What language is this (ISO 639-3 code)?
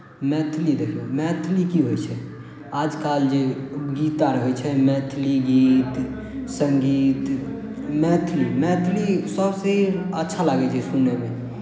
mai